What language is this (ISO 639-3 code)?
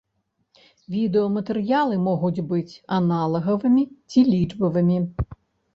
bel